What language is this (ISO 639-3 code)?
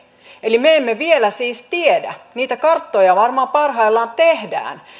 fin